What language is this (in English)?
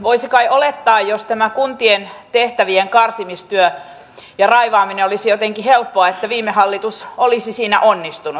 Finnish